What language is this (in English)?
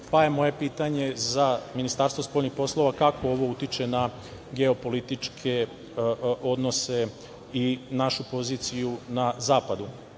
Serbian